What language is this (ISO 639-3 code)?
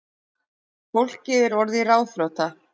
isl